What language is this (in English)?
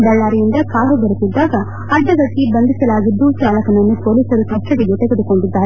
Kannada